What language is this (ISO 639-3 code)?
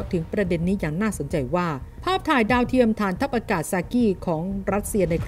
tha